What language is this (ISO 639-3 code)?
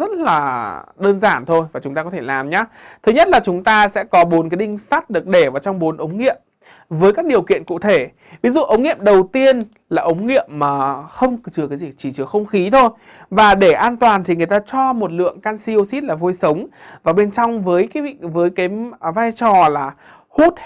vie